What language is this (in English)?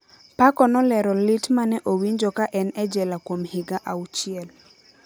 Luo (Kenya and Tanzania)